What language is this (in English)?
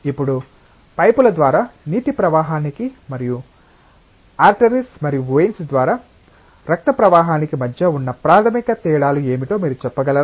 Telugu